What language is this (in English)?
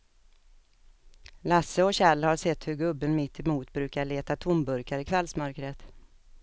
Swedish